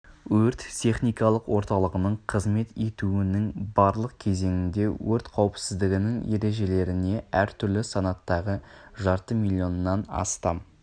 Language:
Kazakh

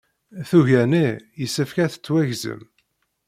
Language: Kabyle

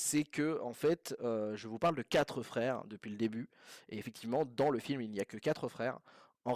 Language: French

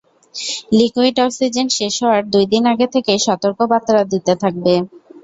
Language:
Bangla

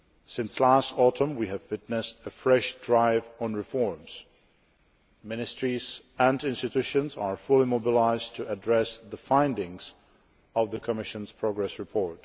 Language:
English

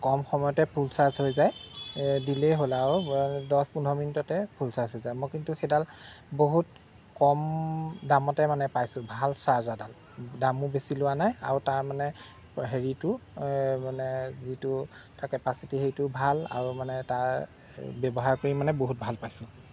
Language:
Assamese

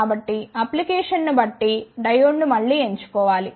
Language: Telugu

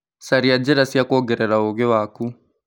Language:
Kikuyu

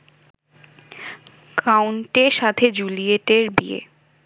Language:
Bangla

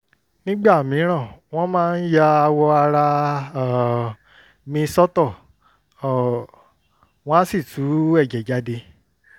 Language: Yoruba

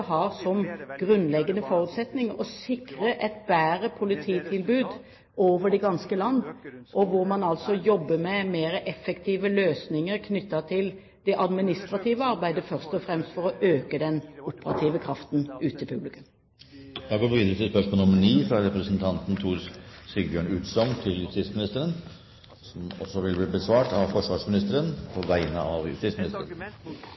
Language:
Norwegian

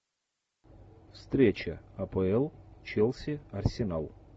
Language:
Russian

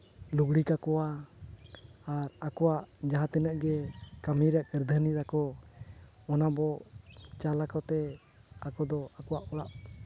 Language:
Santali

